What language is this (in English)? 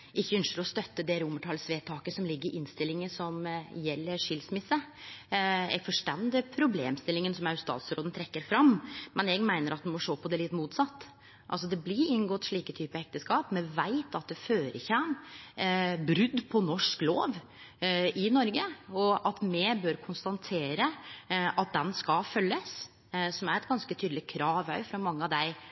Norwegian Nynorsk